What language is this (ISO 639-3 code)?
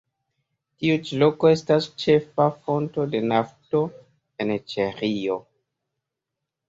epo